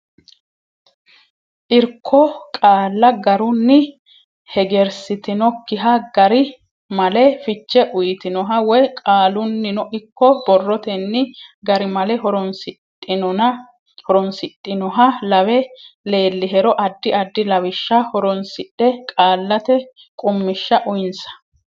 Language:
Sidamo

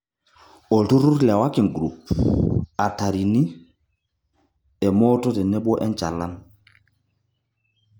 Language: Masai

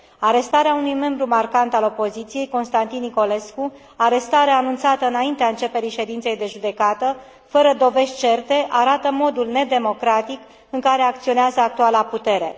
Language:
Romanian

